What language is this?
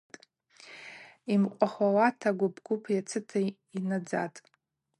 Abaza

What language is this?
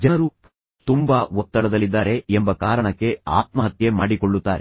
Kannada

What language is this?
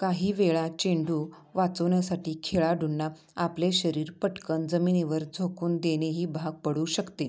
Marathi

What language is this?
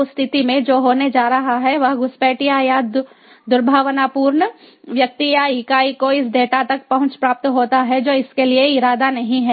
Hindi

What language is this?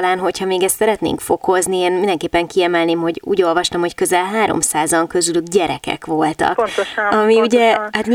Hungarian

